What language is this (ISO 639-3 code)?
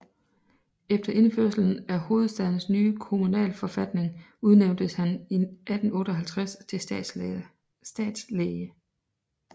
dan